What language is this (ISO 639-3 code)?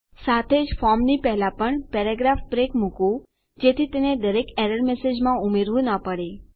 guj